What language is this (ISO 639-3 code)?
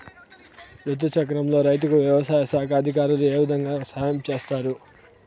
tel